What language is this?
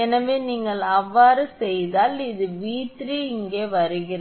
Tamil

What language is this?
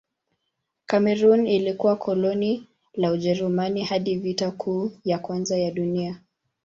Swahili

